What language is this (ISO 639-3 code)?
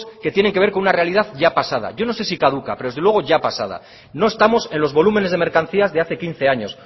spa